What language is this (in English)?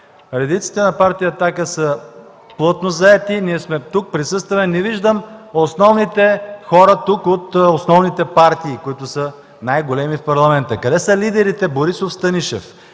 Bulgarian